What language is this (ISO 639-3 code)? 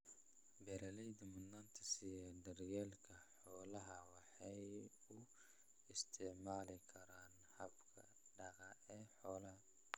som